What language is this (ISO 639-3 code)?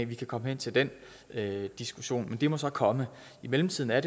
dan